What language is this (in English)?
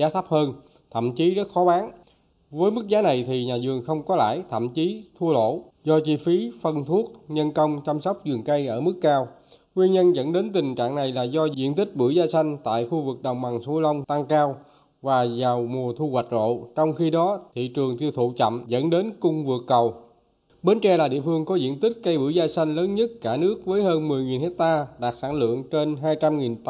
Vietnamese